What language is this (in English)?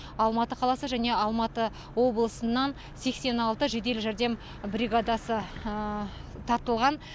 Kazakh